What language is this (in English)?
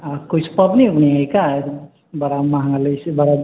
Maithili